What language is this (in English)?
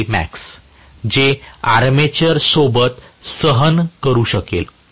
Marathi